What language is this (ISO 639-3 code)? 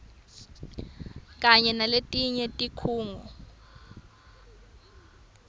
ssw